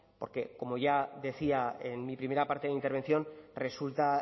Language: Spanish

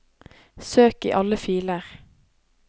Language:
Norwegian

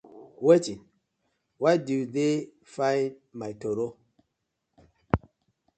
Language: Nigerian Pidgin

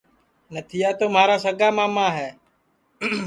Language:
Sansi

